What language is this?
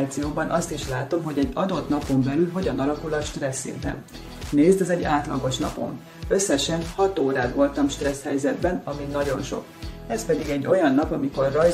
Hungarian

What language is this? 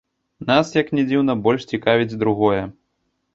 Belarusian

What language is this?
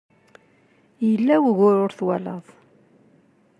Kabyle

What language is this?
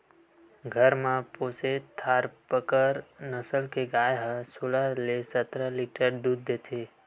Chhattisgarhi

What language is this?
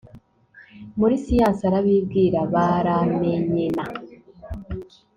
Kinyarwanda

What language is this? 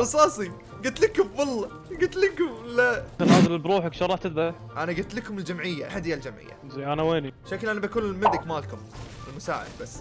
Arabic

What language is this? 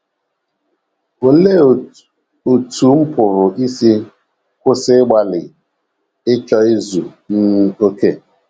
Igbo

